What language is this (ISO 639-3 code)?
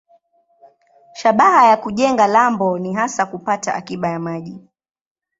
swa